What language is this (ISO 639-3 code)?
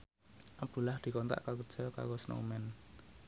jav